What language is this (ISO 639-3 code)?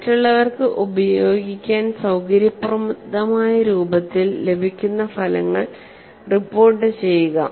mal